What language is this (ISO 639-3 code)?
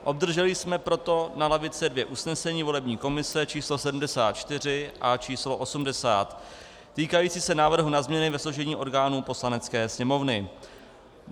ces